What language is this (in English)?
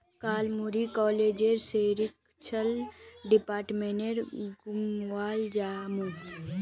Magahi